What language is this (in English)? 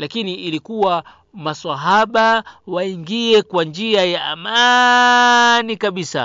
Swahili